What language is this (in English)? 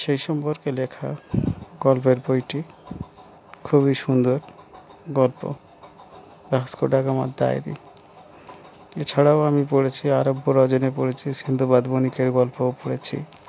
Bangla